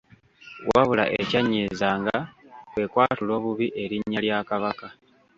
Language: Ganda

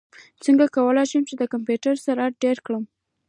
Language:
Pashto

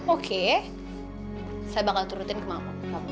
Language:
Indonesian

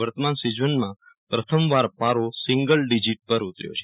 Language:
Gujarati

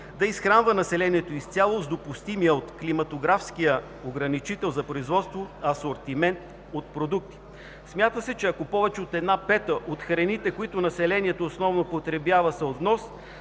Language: Bulgarian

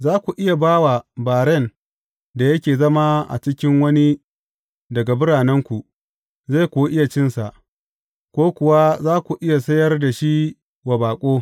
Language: Hausa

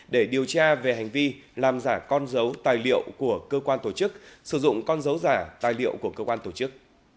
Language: Vietnamese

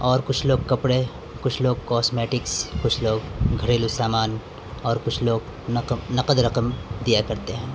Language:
Urdu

